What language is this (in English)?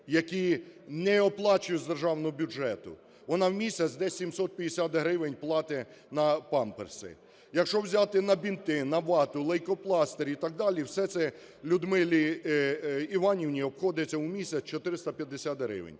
Ukrainian